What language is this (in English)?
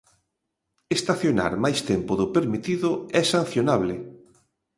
Galician